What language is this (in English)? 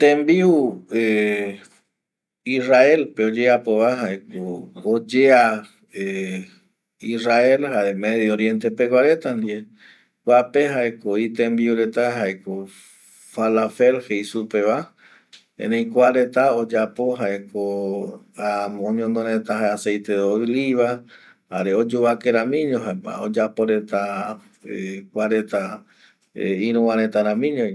Eastern Bolivian Guaraní